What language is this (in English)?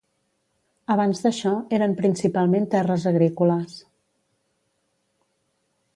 Catalan